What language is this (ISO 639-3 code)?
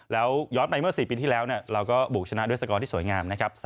tha